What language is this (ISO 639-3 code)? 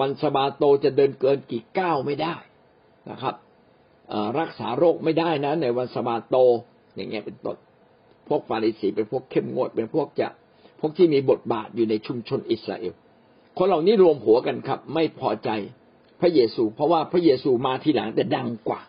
tha